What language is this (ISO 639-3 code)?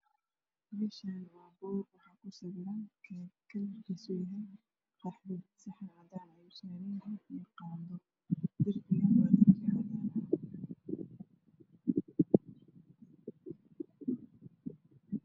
som